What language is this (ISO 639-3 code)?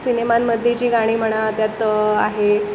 mar